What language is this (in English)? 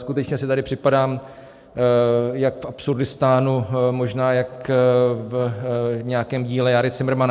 Czech